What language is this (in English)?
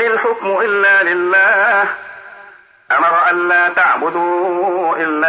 Arabic